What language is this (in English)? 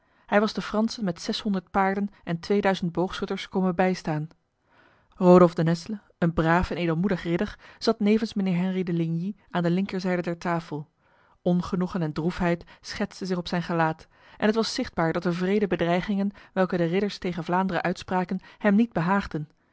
Dutch